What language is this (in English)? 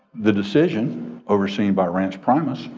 English